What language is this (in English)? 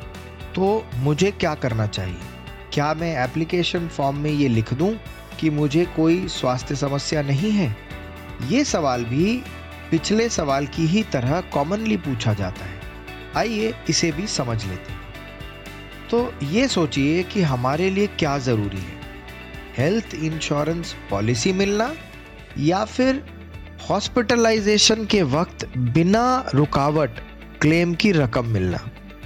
Hindi